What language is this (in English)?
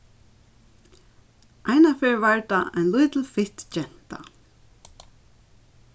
Faroese